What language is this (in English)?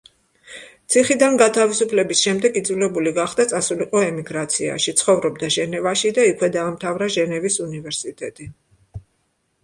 Georgian